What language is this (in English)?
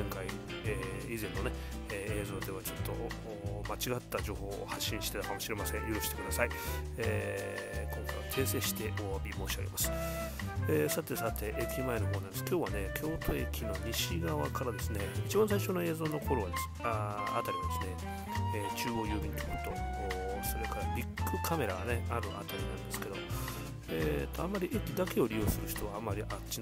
Japanese